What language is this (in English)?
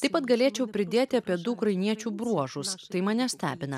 Lithuanian